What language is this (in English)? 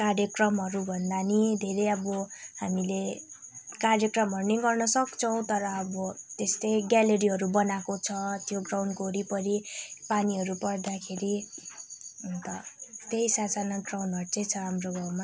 Nepali